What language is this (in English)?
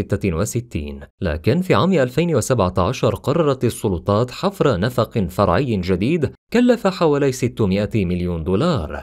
Arabic